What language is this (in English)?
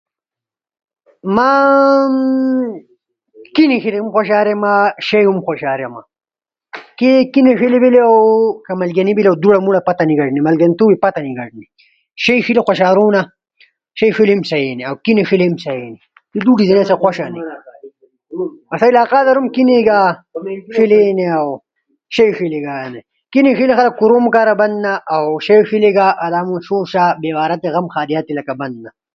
Ushojo